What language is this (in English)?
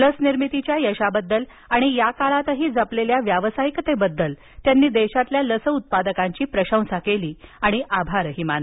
Marathi